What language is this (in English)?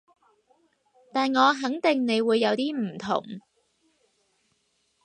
Cantonese